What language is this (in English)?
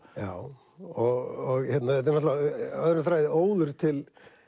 Icelandic